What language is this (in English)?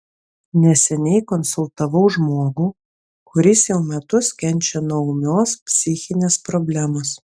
Lithuanian